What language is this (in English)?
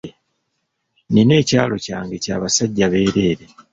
Ganda